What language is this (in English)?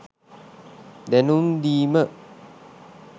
Sinhala